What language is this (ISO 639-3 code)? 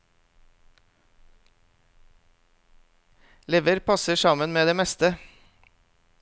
nor